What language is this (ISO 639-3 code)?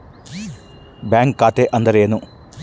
kan